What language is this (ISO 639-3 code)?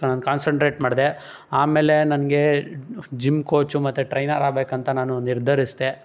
kan